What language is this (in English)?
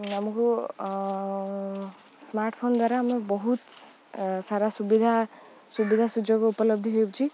Odia